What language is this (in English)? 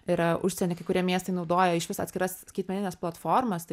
Lithuanian